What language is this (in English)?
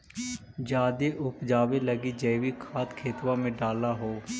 Magahi